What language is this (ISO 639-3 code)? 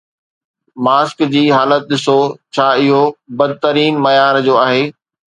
snd